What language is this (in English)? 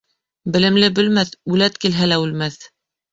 Bashkir